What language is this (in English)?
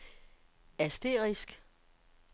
Danish